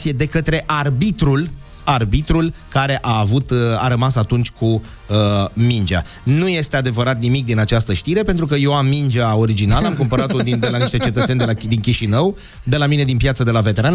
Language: Romanian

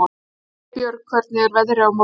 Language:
Icelandic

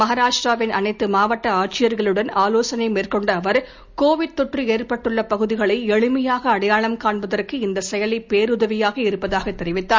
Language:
Tamil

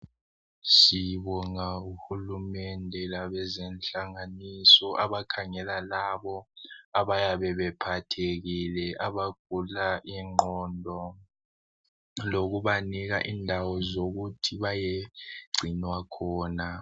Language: North Ndebele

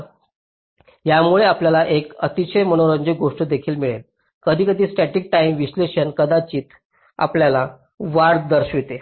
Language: Marathi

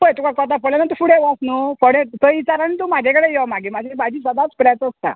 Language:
Konkani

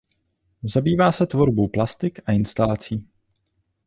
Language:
Czech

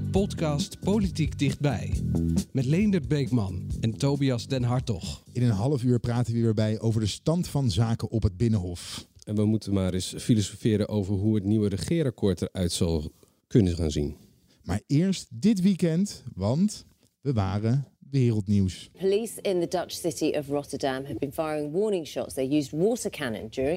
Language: Dutch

